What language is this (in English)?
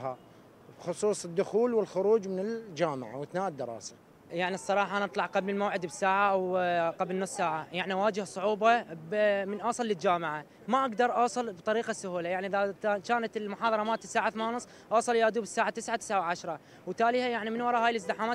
Arabic